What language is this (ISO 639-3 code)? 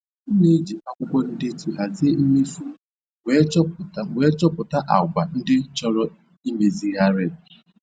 ibo